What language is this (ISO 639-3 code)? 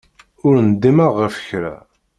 kab